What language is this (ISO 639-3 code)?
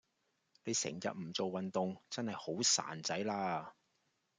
yue